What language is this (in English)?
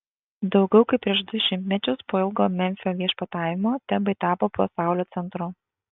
Lithuanian